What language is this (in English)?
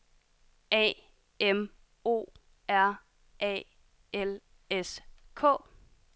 Danish